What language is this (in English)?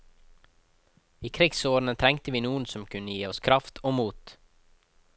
Norwegian